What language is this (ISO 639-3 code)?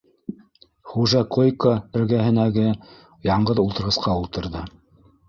bak